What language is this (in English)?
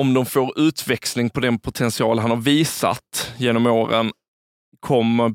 Swedish